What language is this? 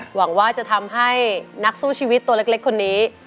Thai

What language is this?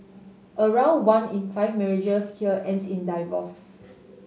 English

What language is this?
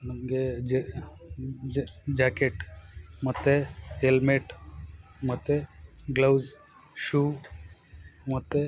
Kannada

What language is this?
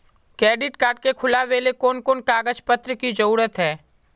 Magahi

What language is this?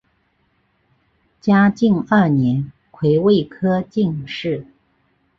Chinese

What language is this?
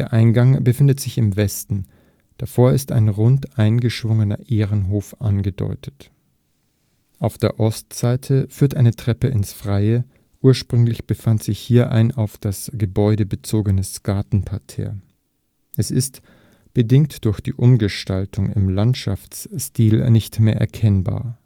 German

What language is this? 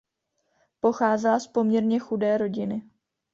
Czech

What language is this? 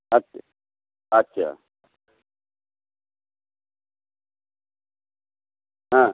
Bangla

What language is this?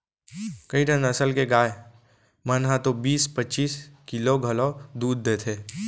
Chhattisgarhi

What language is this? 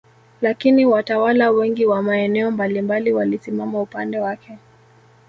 Swahili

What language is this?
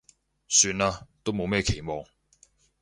Cantonese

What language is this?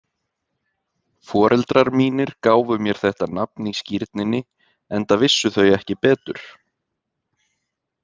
Icelandic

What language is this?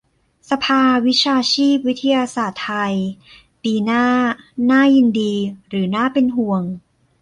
Thai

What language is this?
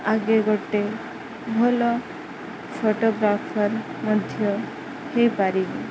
Odia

